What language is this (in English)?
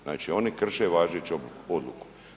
Croatian